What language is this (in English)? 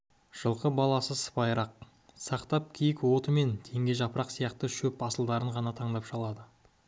Kazakh